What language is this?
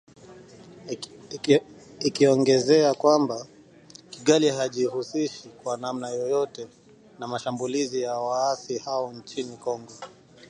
Swahili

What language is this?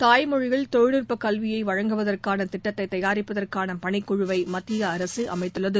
Tamil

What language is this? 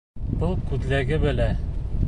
Bashkir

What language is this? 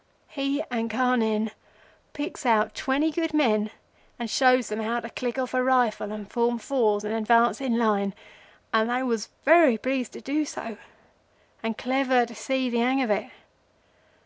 English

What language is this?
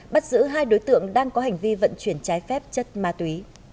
Vietnamese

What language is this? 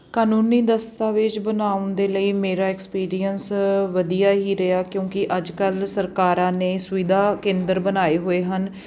Punjabi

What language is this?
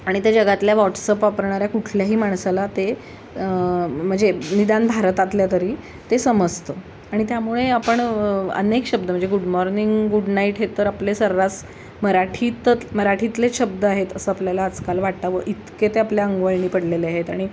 Marathi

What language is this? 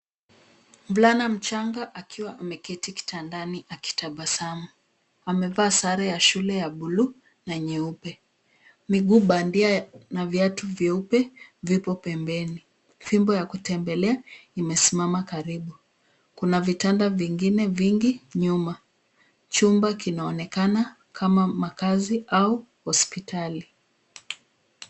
Swahili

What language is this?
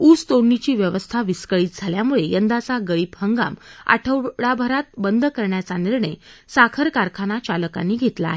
Marathi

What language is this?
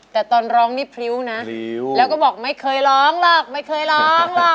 Thai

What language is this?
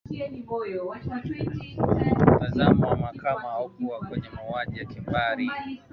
Swahili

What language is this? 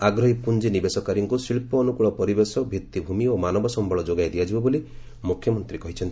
Odia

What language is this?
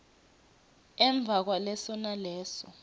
Swati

